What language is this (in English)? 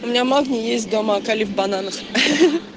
Russian